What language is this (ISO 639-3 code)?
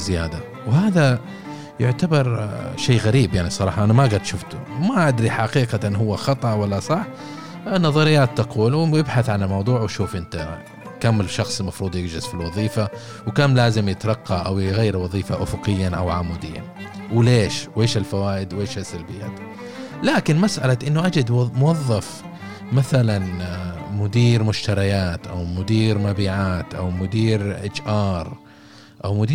ara